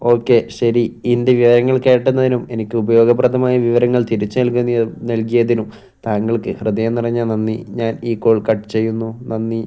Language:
Malayalam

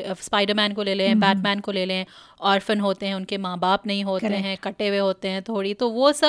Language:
Hindi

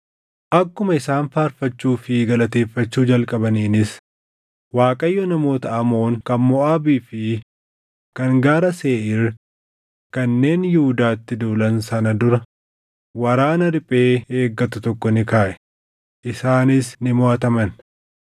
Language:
Oromo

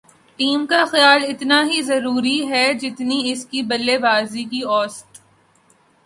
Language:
Urdu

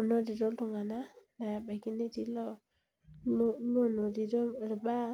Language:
Masai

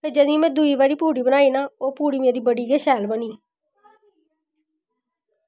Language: Dogri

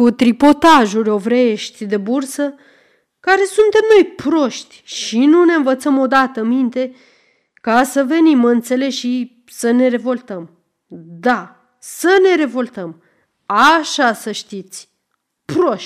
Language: Romanian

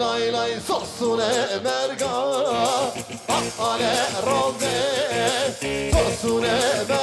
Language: Arabic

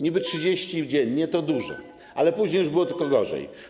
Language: Polish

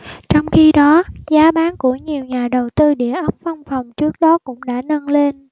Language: Vietnamese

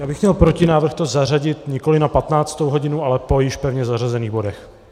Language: Czech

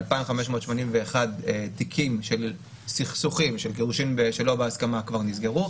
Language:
Hebrew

